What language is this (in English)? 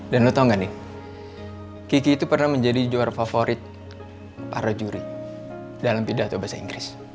Indonesian